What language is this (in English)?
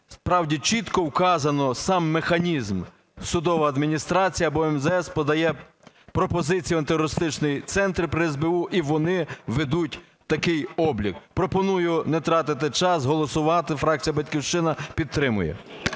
Ukrainian